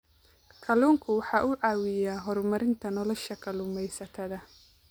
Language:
Somali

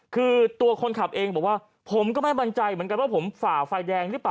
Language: Thai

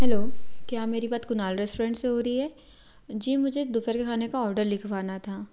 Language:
Hindi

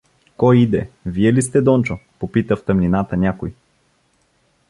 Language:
Bulgarian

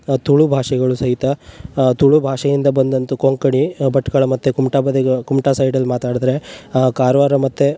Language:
Kannada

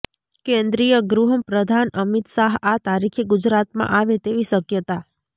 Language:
Gujarati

